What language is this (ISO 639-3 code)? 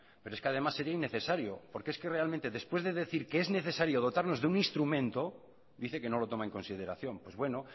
spa